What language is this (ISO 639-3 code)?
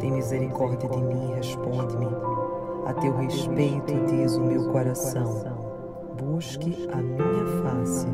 por